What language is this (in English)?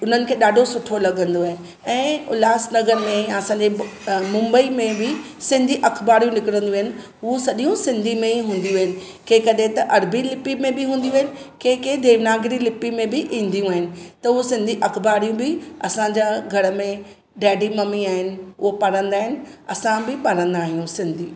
Sindhi